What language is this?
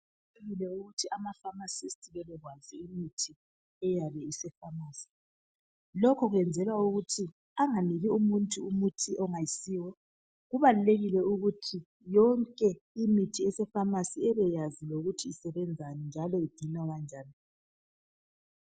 North Ndebele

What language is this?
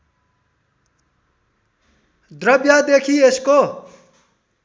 Nepali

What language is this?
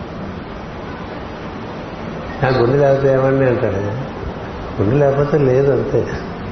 Telugu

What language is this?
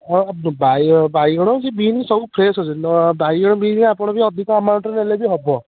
Odia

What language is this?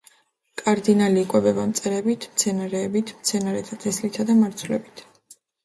Georgian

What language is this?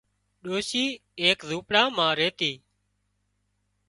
Wadiyara Koli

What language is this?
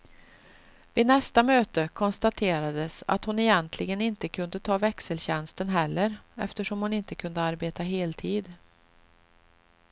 Swedish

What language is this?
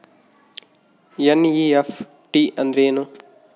Kannada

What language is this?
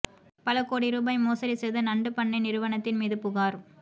Tamil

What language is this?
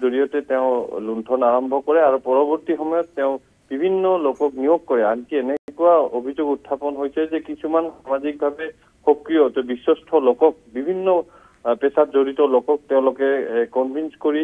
Bangla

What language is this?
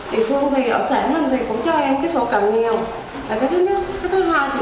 Vietnamese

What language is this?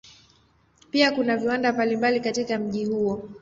Swahili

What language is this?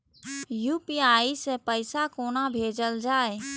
Maithili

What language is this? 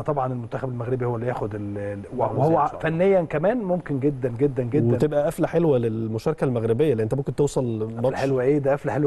Arabic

